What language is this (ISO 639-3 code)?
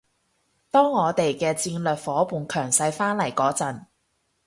yue